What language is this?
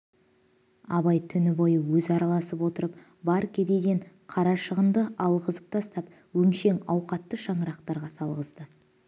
Kazakh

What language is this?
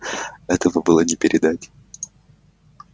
Russian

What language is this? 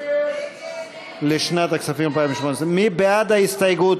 Hebrew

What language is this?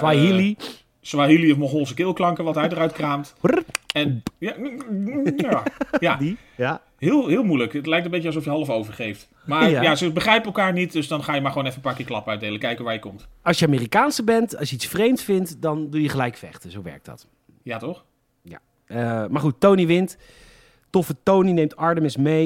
Dutch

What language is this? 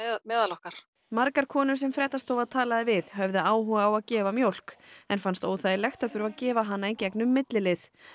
Icelandic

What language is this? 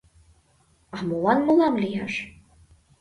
Mari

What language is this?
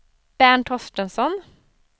Swedish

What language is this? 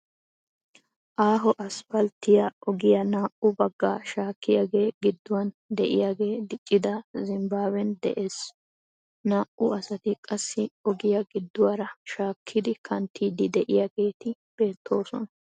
Wolaytta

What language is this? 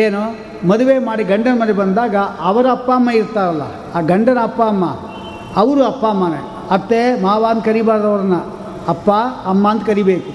Kannada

